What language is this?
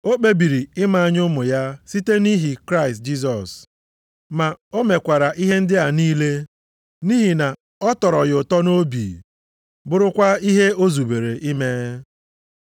Igbo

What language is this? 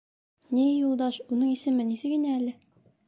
Bashkir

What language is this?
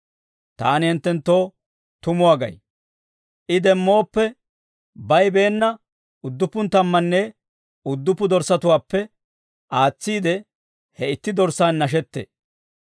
Dawro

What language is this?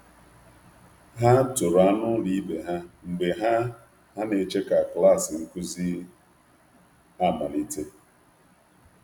Igbo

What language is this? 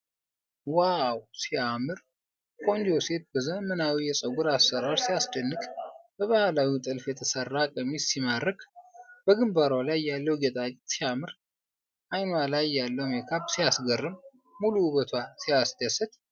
Amharic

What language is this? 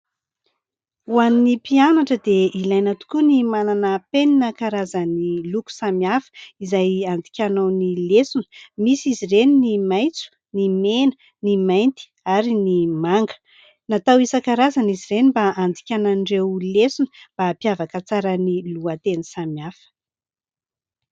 Malagasy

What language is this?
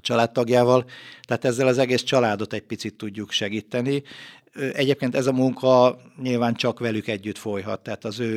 Hungarian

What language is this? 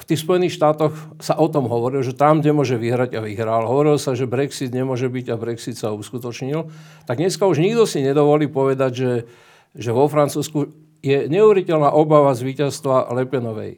Slovak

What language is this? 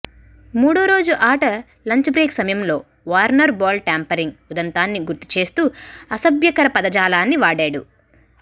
Telugu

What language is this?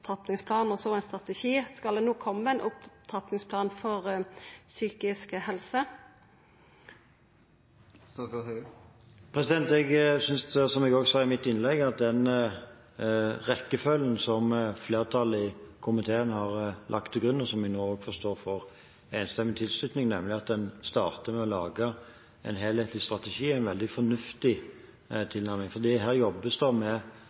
Norwegian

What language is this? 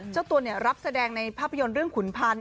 Thai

